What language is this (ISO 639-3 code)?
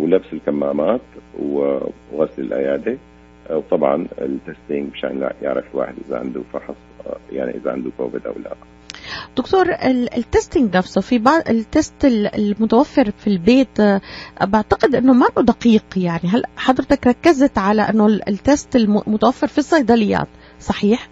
ara